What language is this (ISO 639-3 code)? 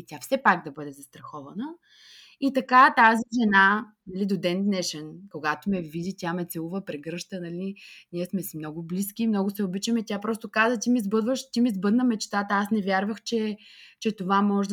bul